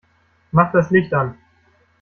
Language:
German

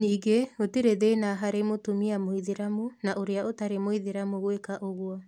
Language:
Kikuyu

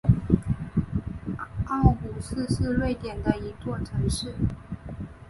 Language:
Chinese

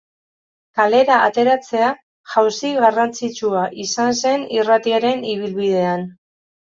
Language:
Basque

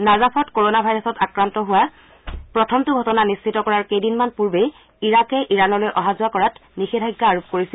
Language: Assamese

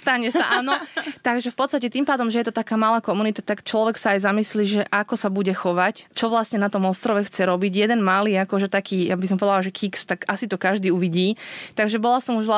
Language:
Slovak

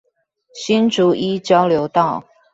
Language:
Chinese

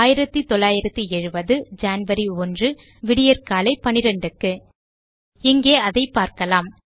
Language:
Tamil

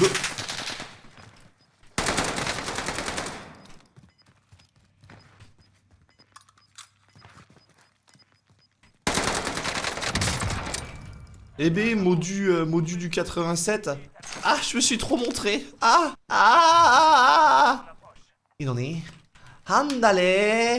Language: French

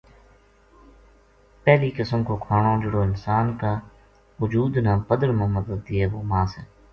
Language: Gujari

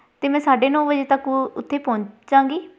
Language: Punjabi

